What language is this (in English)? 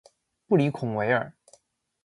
Chinese